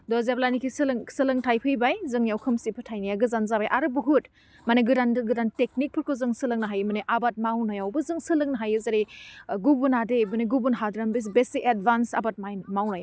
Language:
Bodo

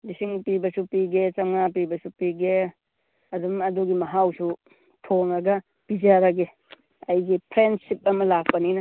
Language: Manipuri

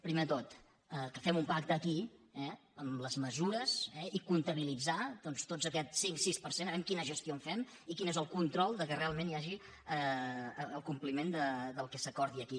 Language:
Catalan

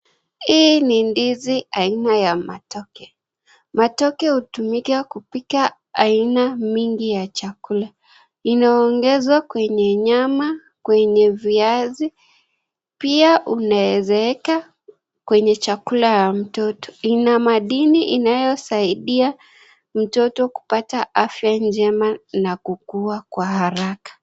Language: Swahili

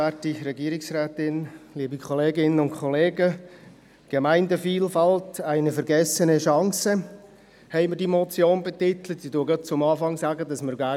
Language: Swiss German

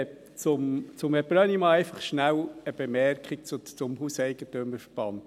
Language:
Swiss German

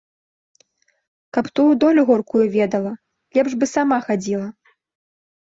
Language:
Belarusian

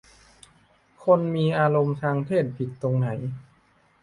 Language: Thai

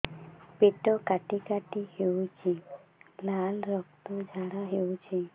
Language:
Odia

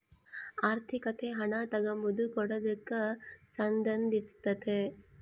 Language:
Kannada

